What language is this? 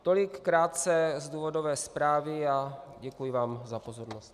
Czech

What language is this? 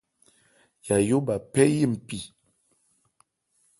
Ebrié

